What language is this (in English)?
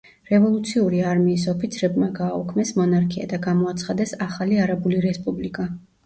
Georgian